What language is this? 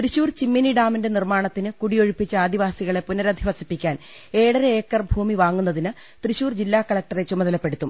Malayalam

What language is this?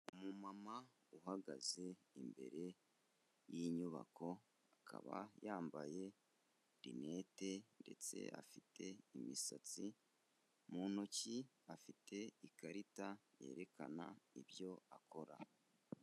Kinyarwanda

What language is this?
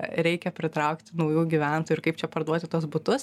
Lithuanian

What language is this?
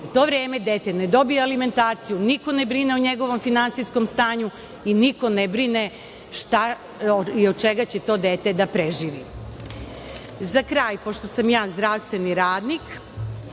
Serbian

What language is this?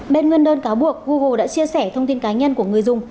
Vietnamese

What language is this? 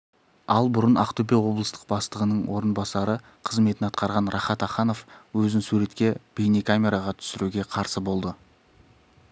Kazakh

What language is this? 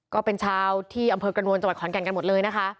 Thai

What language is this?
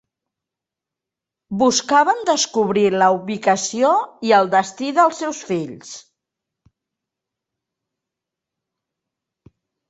Catalan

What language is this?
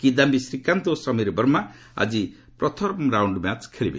Odia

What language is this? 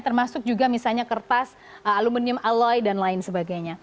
Indonesian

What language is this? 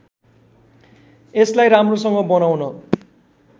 Nepali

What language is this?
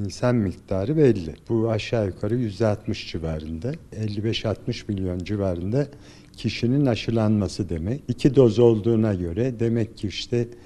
Turkish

